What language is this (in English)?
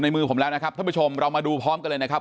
Thai